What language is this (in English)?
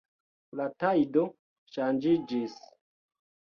Esperanto